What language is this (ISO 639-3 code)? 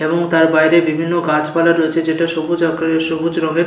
ben